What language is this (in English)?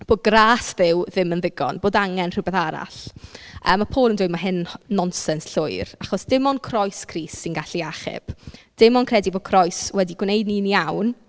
Welsh